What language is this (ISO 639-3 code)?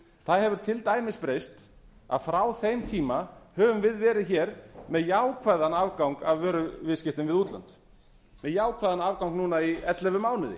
isl